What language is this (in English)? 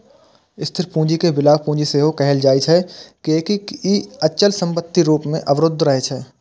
Maithili